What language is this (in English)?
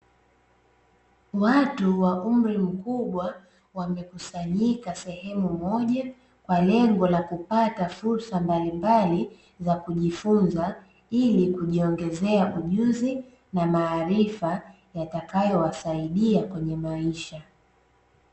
Swahili